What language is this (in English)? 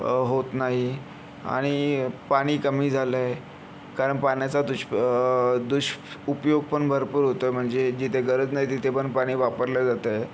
Marathi